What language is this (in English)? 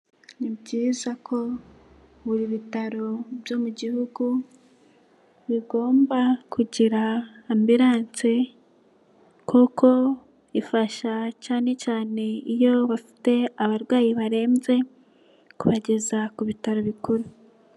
Kinyarwanda